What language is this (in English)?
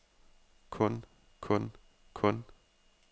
Danish